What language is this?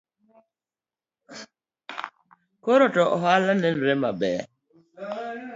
Luo (Kenya and Tanzania)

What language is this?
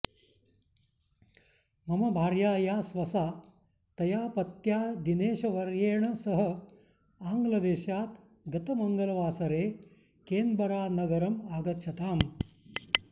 Sanskrit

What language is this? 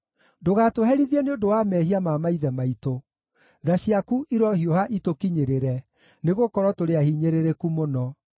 Kikuyu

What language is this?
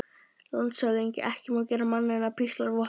Icelandic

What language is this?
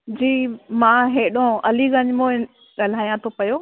Sindhi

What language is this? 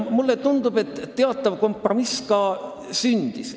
Estonian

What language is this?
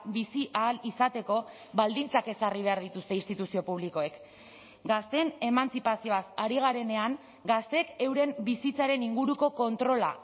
Basque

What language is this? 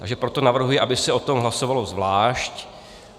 Czech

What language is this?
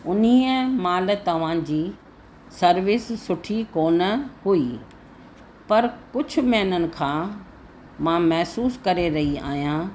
Sindhi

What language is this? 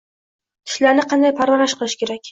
Uzbek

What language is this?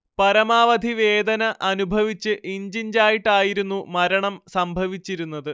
Malayalam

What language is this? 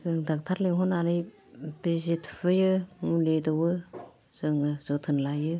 Bodo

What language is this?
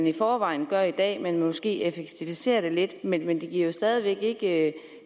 Danish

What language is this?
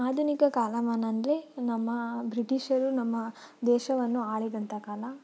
Kannada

